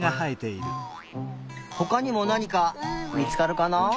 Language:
Japanese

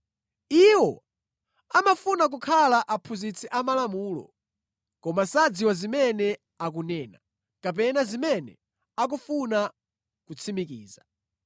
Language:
Nyanja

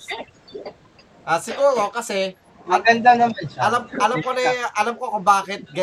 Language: Filipino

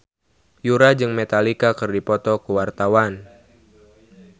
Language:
Sundanese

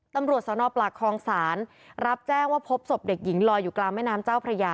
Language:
Thai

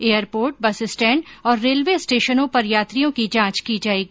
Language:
Hindi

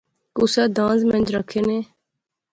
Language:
Pahari-Potwari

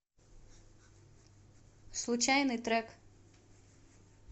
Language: Russian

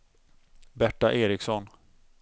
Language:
Swedish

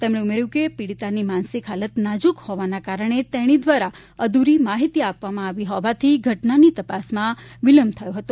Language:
Gujarati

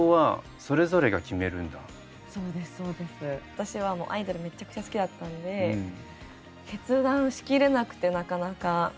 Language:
Japanese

